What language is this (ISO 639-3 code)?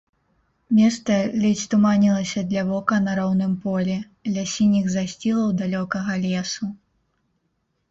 bel